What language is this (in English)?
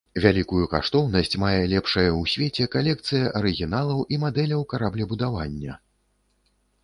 Belarusian